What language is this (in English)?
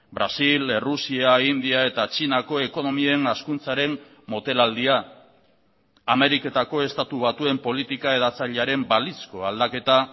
Basque